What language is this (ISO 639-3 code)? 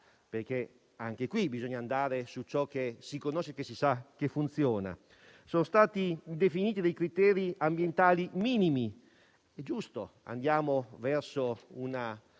ita